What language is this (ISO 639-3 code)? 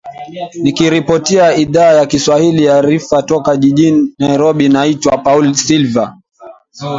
swa